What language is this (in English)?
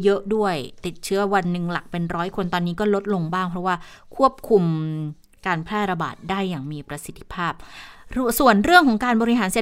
Thai